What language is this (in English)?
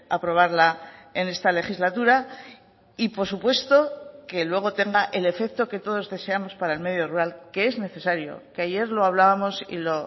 Spanish